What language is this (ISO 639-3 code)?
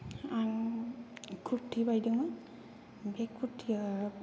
brx